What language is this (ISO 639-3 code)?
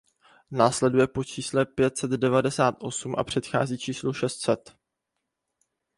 ces